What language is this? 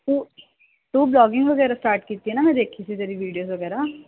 Punjabi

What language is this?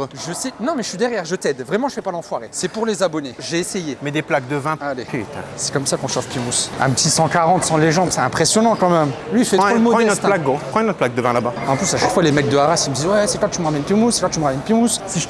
French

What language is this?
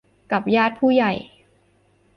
Thai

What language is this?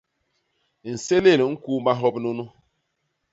Basaa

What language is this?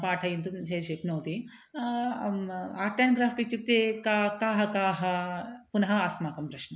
Sanskrit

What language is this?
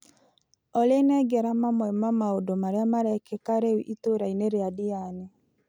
Kikuyu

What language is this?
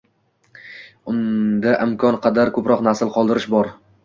Uzbek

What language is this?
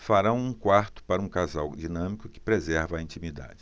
Portuguese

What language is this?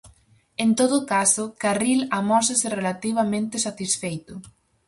Galician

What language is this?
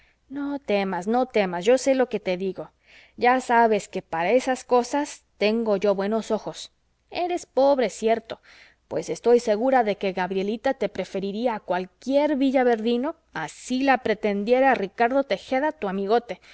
Spanish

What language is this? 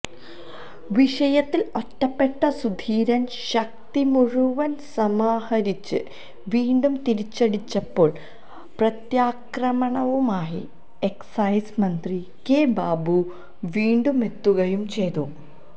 Malayalam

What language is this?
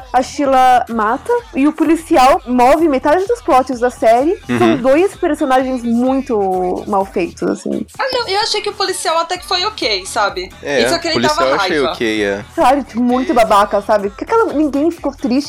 Portuguese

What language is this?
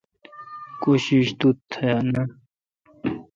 Kalkoti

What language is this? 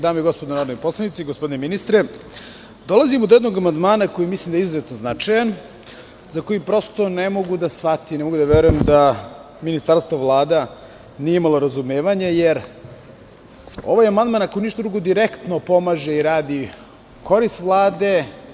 Serbian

